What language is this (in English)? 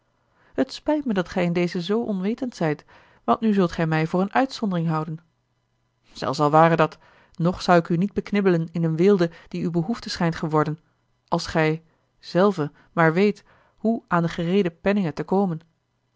Dutch